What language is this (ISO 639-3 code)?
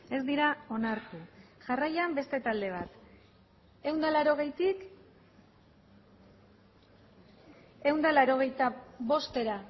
eus